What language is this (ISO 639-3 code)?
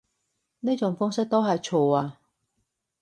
yue